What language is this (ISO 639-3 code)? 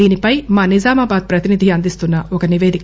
tel